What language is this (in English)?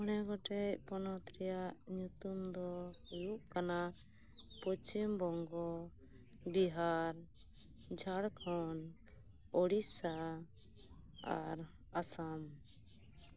Santali